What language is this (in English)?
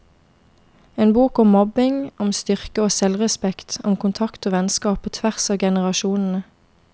Norwegian